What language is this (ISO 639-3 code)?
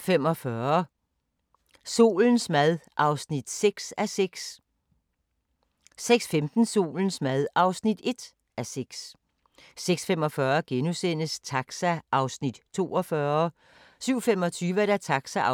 dan